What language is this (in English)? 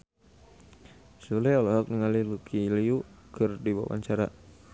Sundanese